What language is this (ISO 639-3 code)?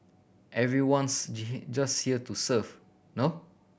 eng